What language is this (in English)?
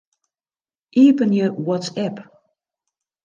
Western Frisian